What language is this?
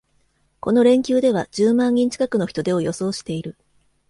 Japanese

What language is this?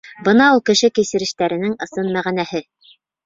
Bashkir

